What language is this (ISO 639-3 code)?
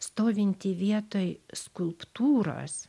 lit